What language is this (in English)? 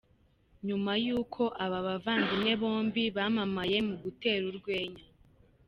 Kinyarwanda